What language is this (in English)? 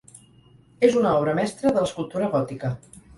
Catalan